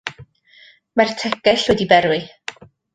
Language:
Welsh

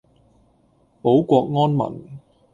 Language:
Cantonese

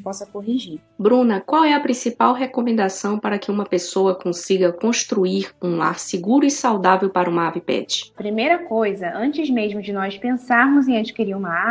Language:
Portuguese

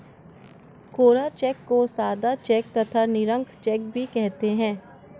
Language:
Hindi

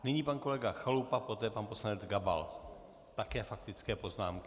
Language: Czech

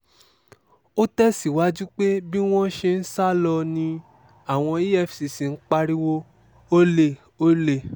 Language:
Yoruba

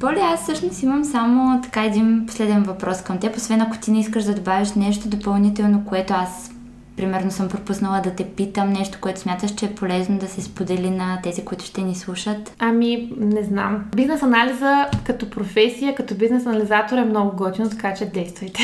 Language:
Bulgarian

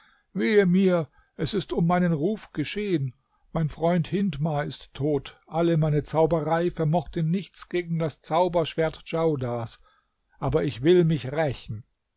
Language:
German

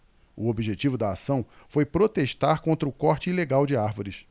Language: Portuguese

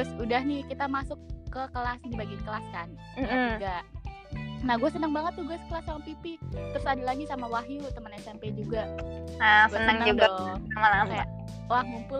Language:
Indonesian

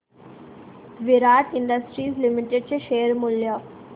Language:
Marathi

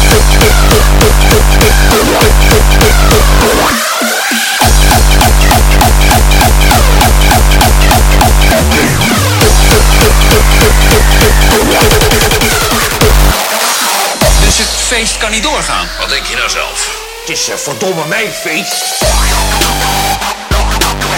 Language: Dutch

